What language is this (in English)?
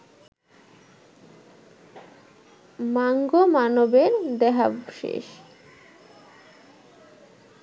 Bangla